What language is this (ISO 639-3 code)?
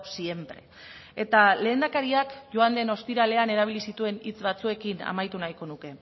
eus